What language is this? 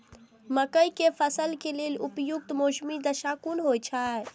Maithili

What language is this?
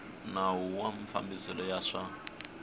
Tsonga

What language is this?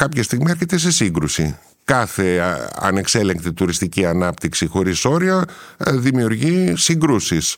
Greek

